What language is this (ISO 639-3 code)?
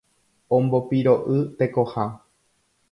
grn